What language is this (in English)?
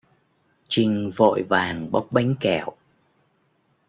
Vietnamese